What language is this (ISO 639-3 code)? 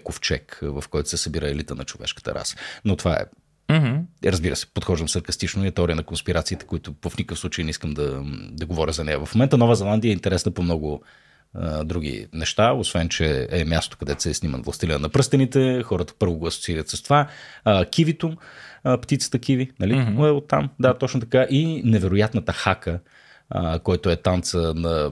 bul